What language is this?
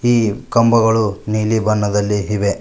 Kannada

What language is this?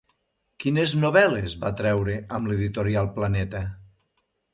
Catalan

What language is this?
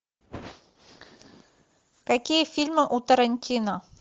Russian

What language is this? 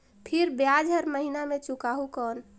Chhattisgarhi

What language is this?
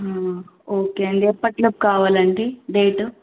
Telugu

